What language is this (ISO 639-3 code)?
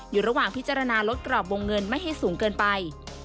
tha